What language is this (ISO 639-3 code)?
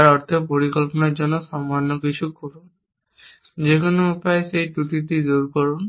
ben